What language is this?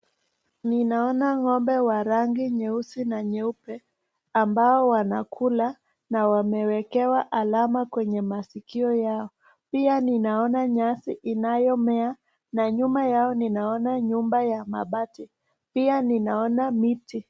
Swahili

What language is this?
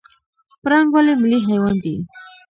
Pashto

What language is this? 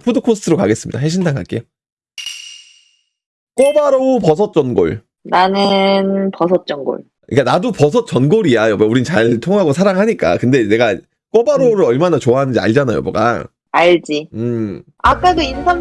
Korean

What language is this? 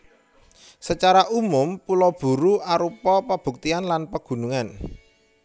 Javanese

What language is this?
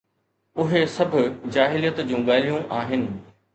Sindhi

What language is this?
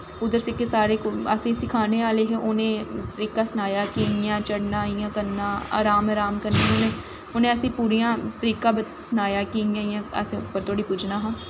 Dogri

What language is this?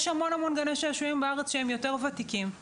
Hebrew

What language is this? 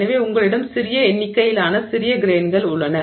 Tamil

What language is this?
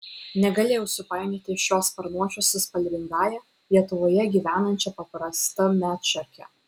Lithuanian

